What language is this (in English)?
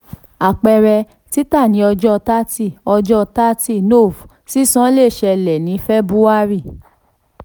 Yoruba